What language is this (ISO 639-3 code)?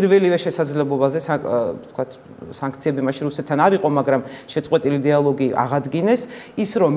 ron